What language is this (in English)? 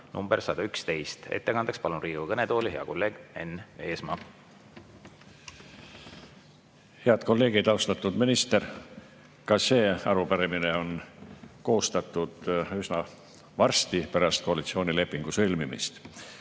Estonian